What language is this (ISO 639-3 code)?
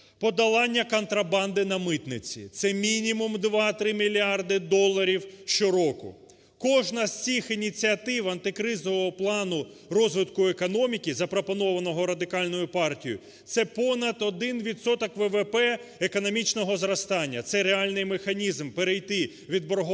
ukr